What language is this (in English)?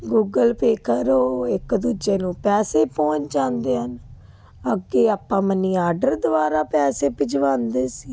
Punjabi